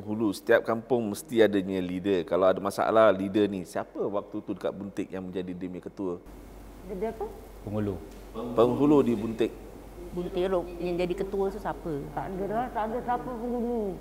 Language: Malay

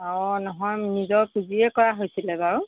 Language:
Assamese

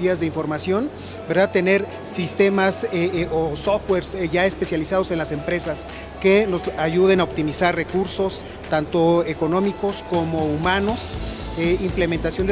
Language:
Spanish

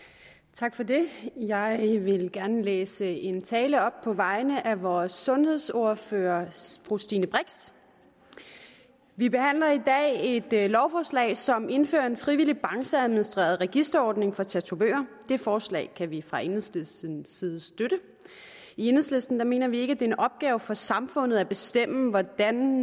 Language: Danish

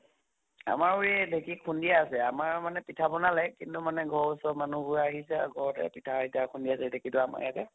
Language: Assamese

